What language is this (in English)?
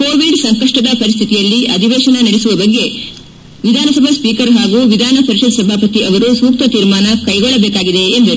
Kannada